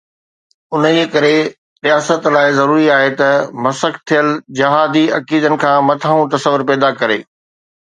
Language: Sindhi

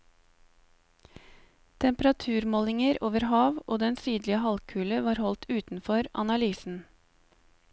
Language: Norwegian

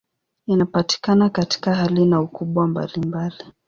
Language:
Swahili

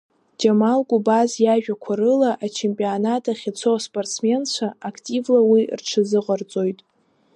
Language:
Abkhazian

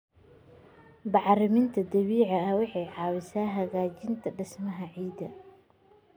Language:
Somali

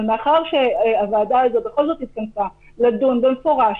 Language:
Hebrew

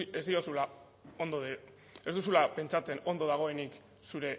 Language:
Basque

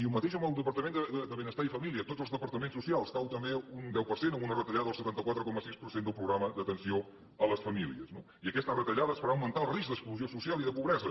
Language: Catalan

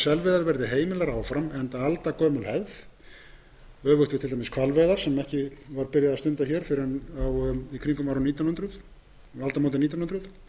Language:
Icelandic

